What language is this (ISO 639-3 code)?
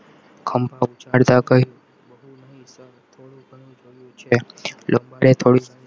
guj